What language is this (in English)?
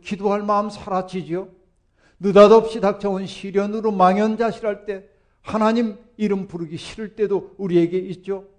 Korean